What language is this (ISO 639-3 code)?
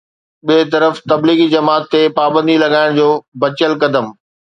snd